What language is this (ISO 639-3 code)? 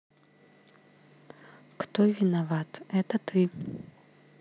rus